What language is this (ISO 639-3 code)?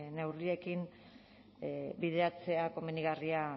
eus